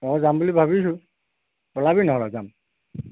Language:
Assamese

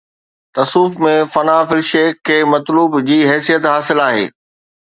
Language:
Sindhi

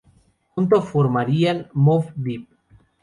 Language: Spanish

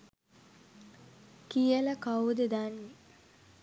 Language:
Sinhala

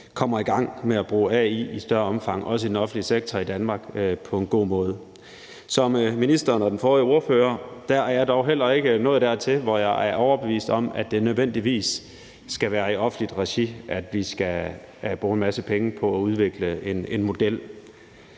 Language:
Danish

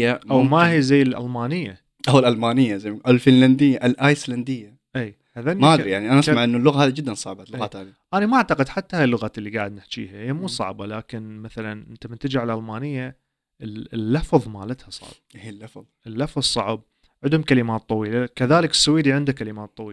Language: Arabic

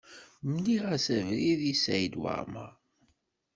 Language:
Kabyle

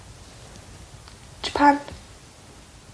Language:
Welsh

